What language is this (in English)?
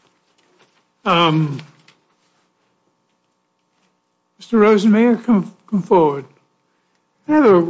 English